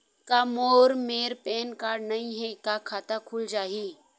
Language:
Chhattisgarhi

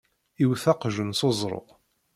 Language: Kabyle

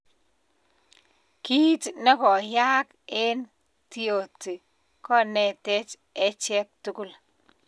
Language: Kalenjin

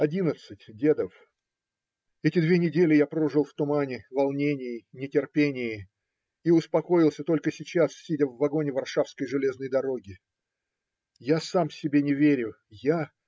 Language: Russian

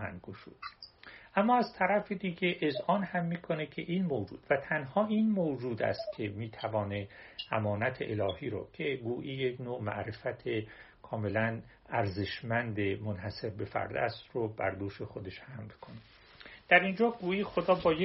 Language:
Persian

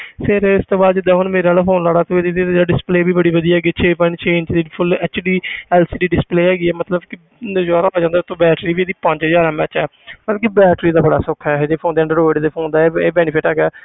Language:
Punjabi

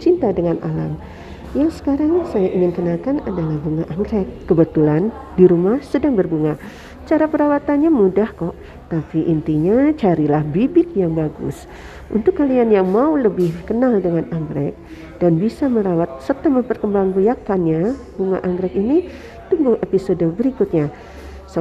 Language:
Indonesian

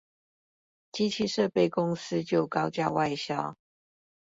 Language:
Chinese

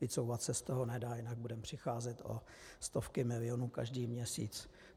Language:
Czech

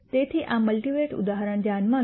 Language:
Gujarati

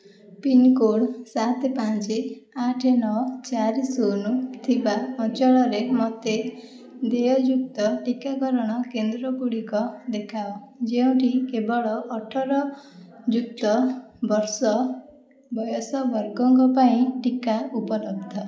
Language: Odia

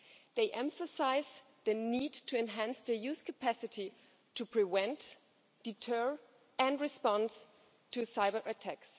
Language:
English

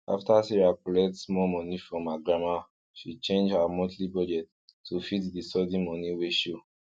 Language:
Nigerian Pidgin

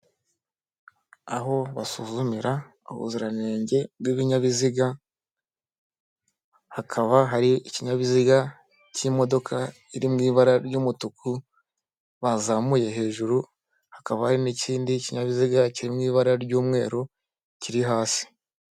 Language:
Kinyarwanda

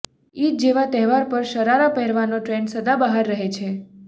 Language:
Gujarati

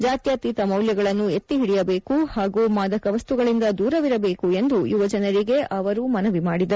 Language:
Kannada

